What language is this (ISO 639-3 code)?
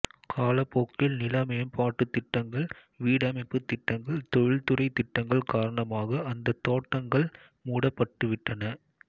tam